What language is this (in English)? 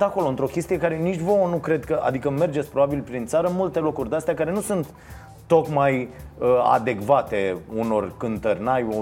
Romanian